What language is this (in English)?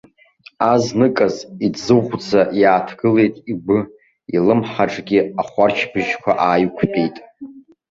Abkhazian